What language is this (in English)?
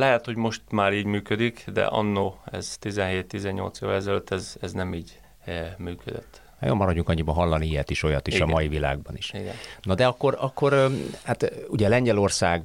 Hungarian